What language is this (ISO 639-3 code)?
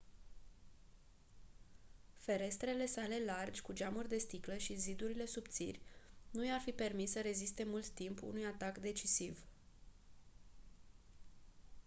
ron